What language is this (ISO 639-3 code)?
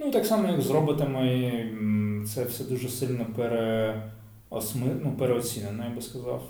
ukr